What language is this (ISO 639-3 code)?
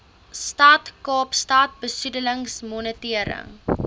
afr